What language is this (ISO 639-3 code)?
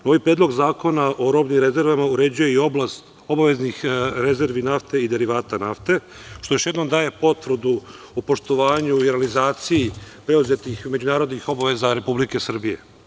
srp